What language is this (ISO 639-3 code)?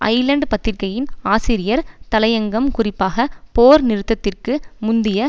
tam